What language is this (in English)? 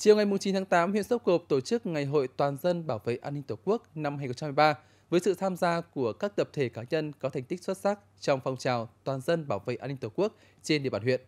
Vietnamese